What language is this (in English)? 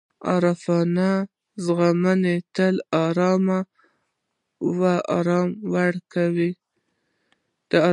Pashto